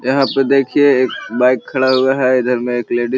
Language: Magahi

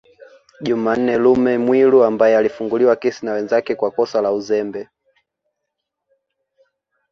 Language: Swahili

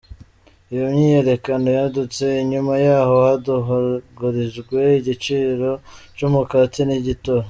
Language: Kinyarwanda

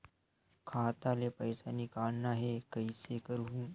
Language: Chhattisgarhi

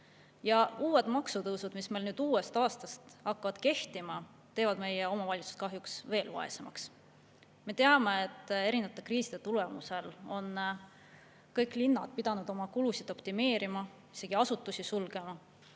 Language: Estonian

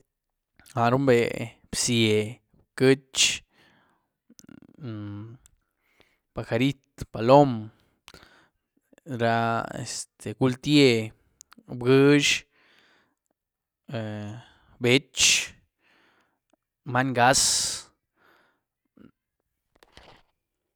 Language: Güilá Zapotec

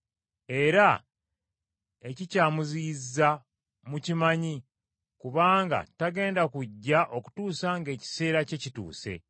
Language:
Ganda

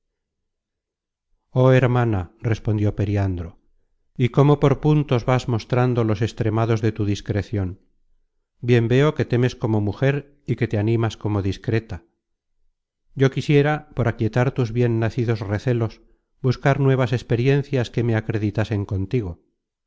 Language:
Spanish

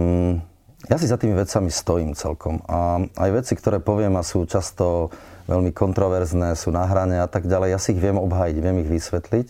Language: Slovak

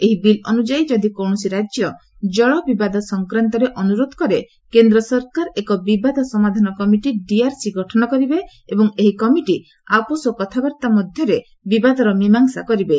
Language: Odia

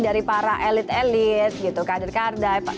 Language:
Indonesian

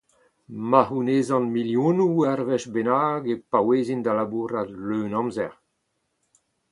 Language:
Breton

